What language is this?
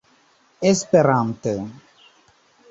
Esperanto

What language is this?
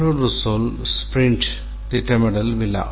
Tamil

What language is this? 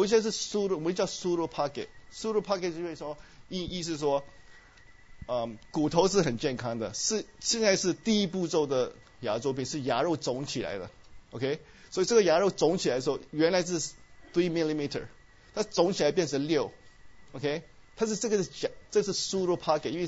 Chinese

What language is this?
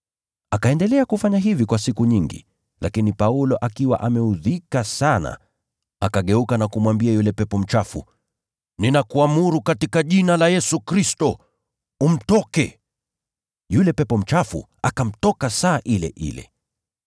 Swahili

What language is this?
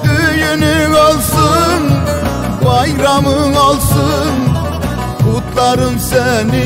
Turkish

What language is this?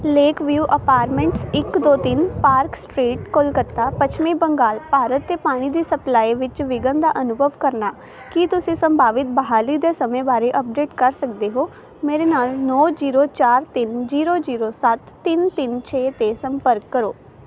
Punjabi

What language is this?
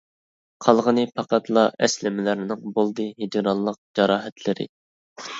Uyghur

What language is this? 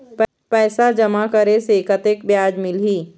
Chhattisgarhi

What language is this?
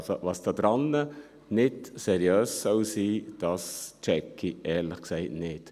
Swiss German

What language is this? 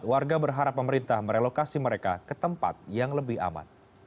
Indonesian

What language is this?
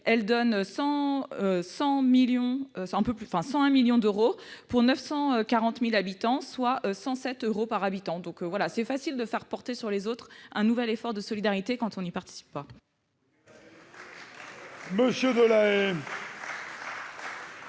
French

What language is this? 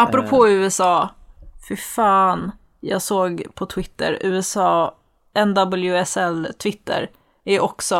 Swedish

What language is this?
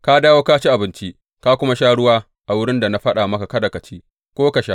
Hausa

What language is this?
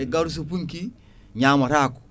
Fula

